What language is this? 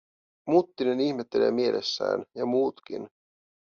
Finnish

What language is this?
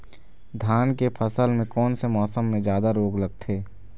Chhattisgarhi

